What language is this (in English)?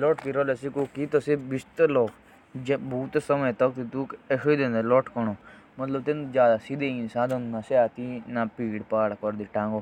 Jaunsari